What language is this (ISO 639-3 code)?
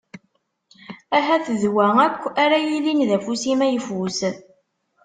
kab